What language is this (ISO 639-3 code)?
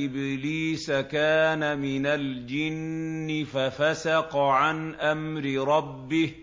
ara